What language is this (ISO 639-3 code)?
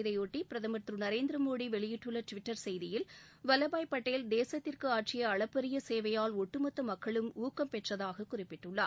tam